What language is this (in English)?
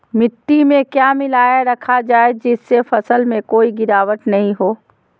Magahi